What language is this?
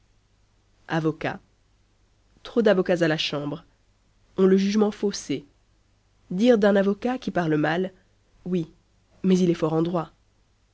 French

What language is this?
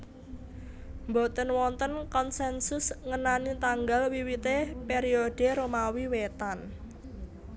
Javanese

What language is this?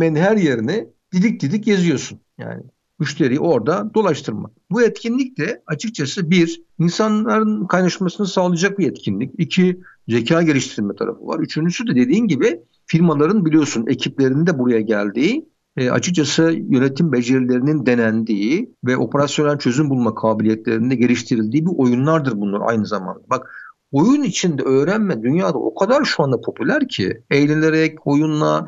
Turkish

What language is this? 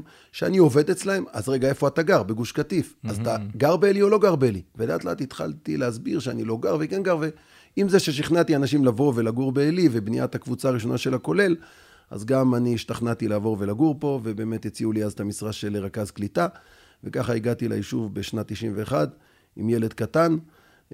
Hebrew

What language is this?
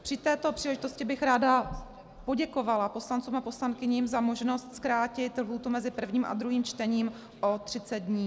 Czech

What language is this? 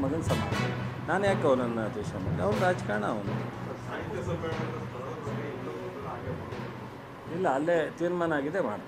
Indonesian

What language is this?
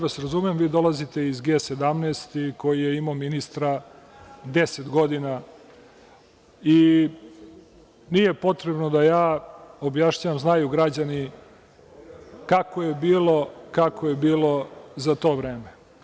Serbian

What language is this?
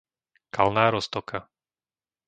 Slovak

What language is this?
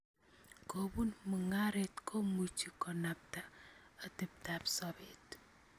Kalenjin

